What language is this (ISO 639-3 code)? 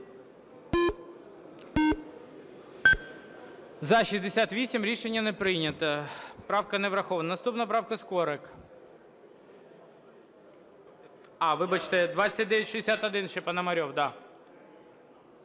ukr